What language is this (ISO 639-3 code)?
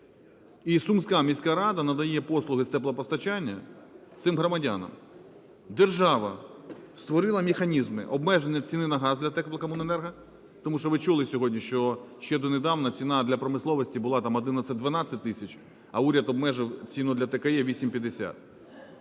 ukr